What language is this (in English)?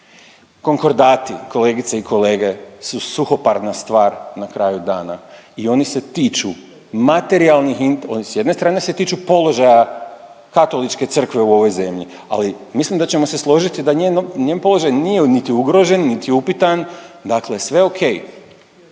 Croatian